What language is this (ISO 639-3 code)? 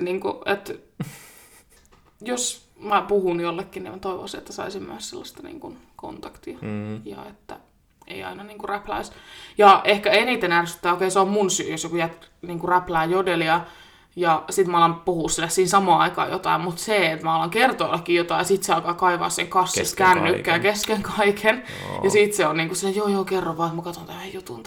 fin